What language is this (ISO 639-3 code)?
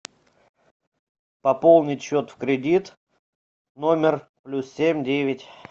rus